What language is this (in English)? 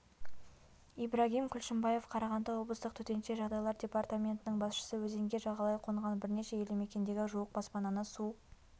Kazakh